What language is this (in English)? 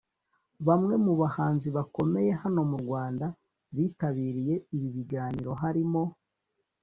Kinyarwanda